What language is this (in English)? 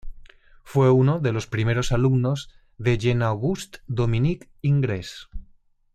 Spanish